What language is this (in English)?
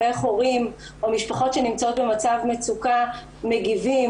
Hebrew